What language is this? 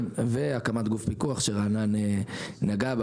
Hebrew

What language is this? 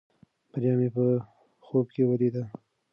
Pashto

